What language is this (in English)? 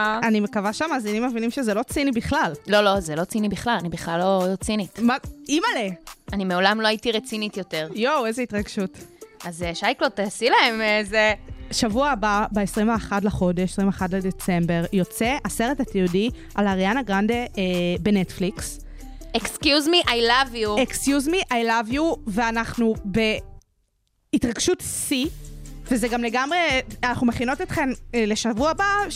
Hebrew